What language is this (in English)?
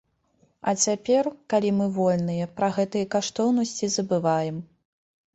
Belarusian